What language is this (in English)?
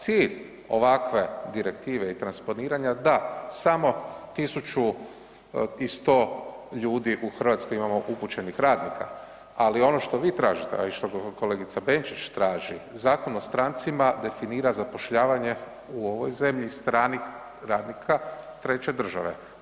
Croatian